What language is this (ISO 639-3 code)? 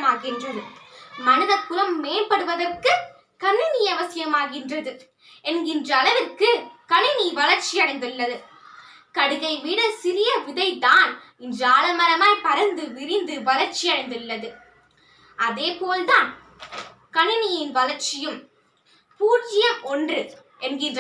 tam